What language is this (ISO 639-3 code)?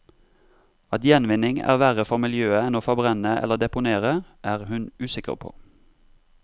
nor